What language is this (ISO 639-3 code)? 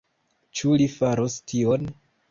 epo